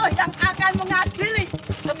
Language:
Indonesian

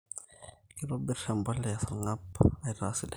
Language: Masai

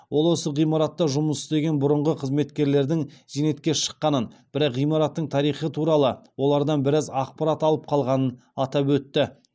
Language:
Kazakh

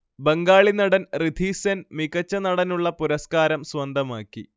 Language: Malayalam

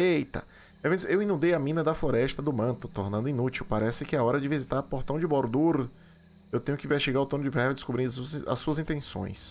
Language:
Portuguese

